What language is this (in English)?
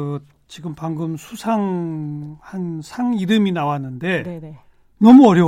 Korean